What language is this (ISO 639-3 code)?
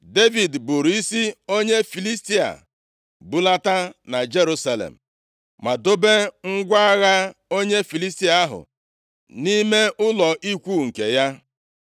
ibo